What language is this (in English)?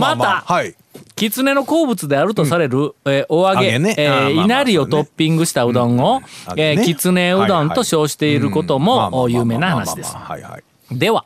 Japanese